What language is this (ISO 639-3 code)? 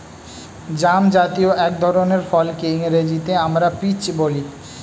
ben